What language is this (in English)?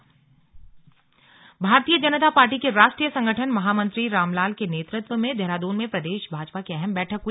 Hindi